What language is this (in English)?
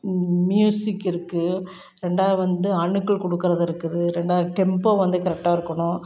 Tamil